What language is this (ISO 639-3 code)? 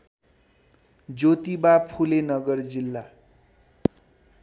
nep